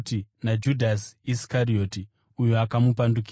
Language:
Shona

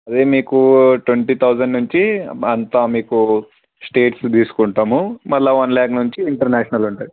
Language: Telugu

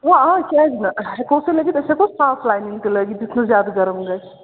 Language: Kashmiri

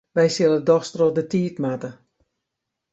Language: Western Frisian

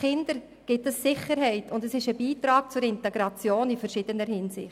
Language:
Swiss German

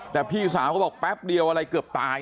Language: Thai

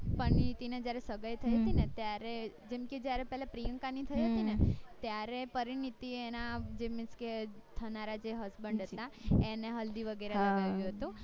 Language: Gujarati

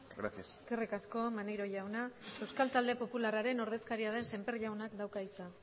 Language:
Basque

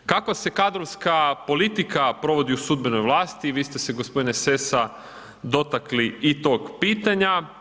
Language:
Croatian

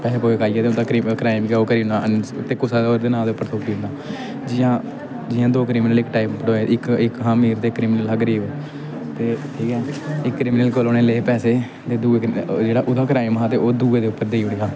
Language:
Dogri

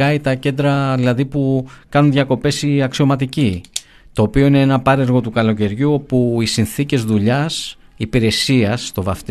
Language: Greek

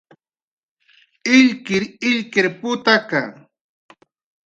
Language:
Jaqaru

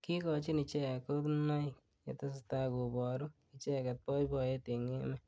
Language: Kalenjin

